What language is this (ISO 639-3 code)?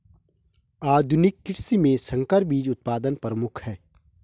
hin